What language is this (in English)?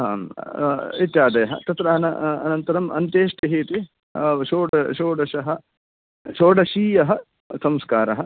Sanskrit